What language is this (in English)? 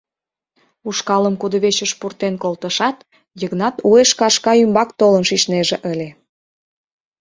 Mari